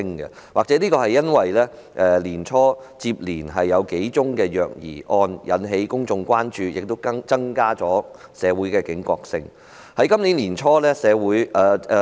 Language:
Cantonese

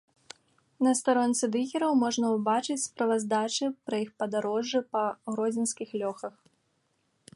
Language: Belarusian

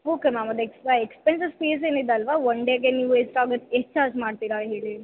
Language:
Kannada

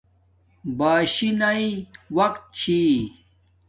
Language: Domaaki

